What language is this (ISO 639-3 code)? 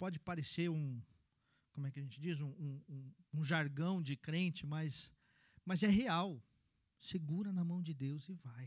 por